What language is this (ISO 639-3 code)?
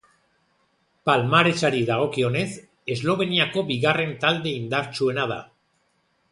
eus